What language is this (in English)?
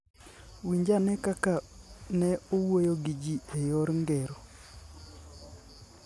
Luo (Kenya and Tanzania)